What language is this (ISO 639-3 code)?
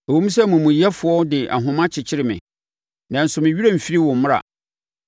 aka